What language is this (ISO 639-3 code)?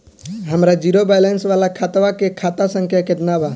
bho